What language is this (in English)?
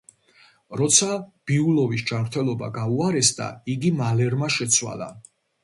Georgian